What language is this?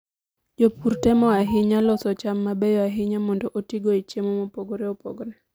Luo (Kenya and Tanzania)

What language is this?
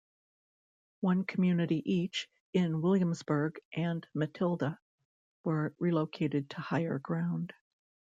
English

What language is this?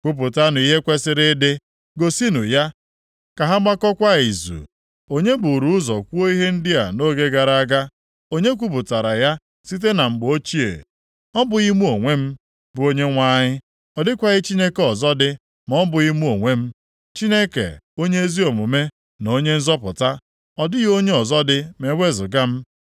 Igbo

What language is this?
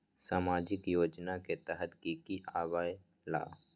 Magahi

